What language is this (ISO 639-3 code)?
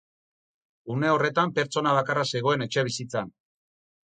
eus